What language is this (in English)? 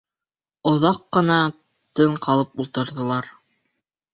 Bashkir